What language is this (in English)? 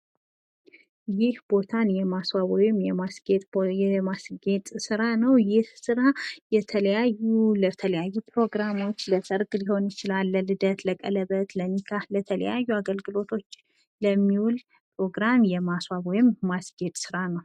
Amharic